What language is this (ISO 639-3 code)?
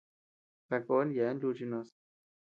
cux